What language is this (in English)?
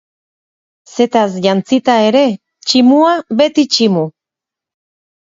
Basque